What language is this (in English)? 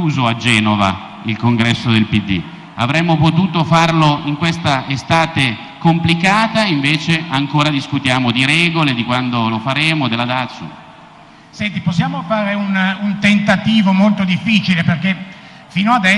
Italian